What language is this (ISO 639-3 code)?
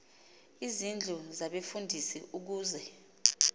xho